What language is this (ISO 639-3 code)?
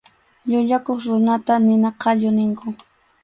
qxu